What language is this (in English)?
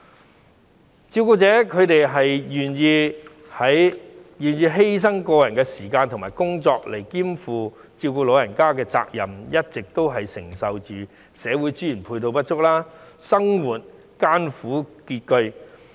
Cantonese